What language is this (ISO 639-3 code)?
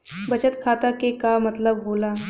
bho